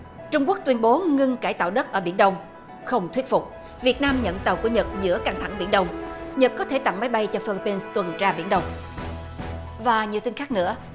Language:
Vietnamese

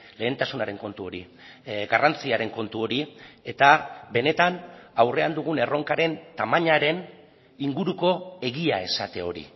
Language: Basque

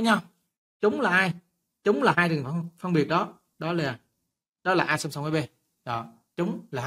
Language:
Vietnamese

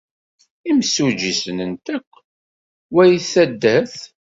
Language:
Kabyle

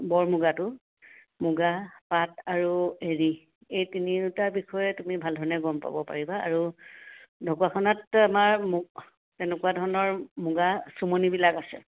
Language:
Assamese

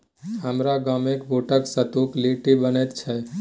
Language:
Maithili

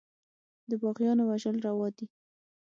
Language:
Pashto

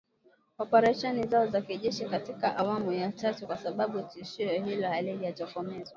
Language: Swahili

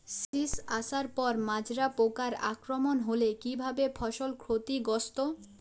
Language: Bangla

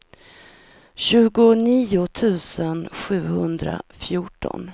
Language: Swedish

